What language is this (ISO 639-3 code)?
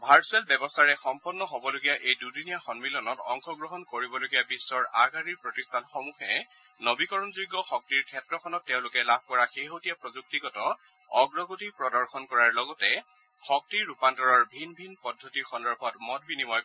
asm